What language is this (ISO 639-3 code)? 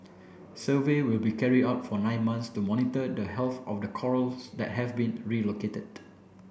eng